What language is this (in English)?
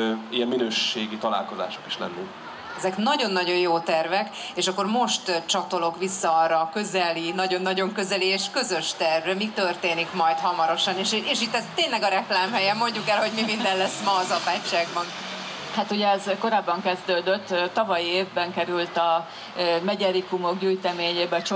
Hungarian